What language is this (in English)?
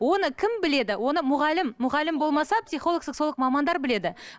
Kazakh